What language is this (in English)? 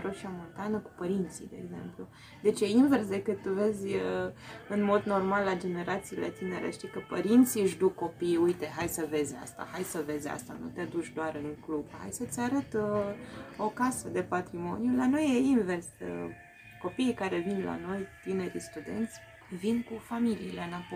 Romanian